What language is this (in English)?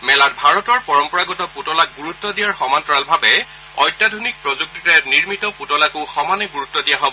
Assamese